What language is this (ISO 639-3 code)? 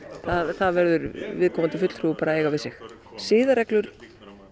isl